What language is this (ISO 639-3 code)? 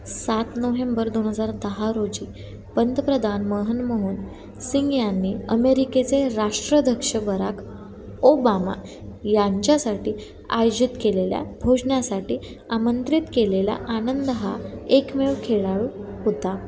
mar